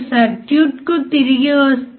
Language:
Telugu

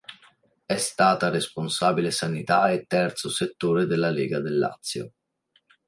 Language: Italian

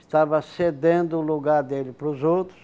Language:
Portuguese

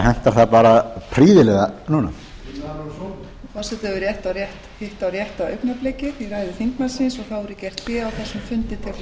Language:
Icelandic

